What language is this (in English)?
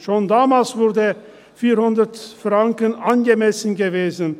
Swiss German